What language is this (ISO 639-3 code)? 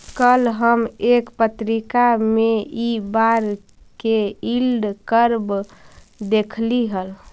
mag